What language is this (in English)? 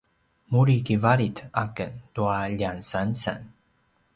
Paiwan